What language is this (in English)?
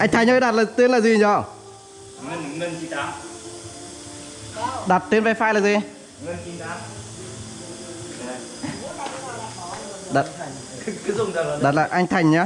Vietnamese